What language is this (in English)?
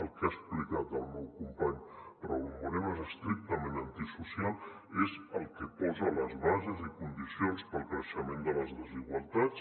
Catalan